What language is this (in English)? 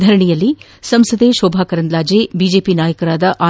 Kannada